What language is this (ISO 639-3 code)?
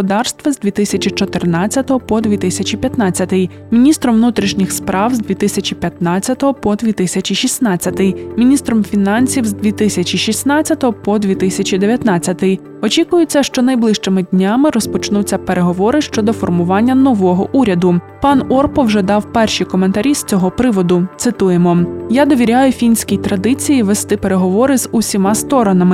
ukr